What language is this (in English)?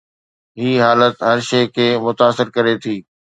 Sindhi